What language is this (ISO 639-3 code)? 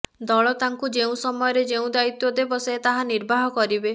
ori